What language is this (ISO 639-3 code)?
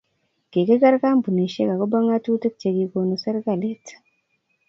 kln